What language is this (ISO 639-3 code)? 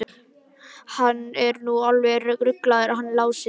isl